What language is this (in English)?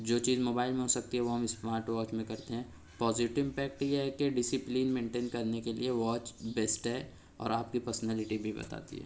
Urdu